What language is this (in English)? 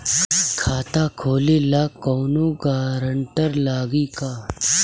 Bhojpuri